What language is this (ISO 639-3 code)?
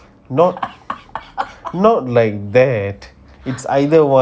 eng